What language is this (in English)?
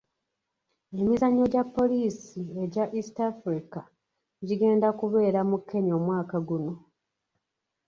Ganda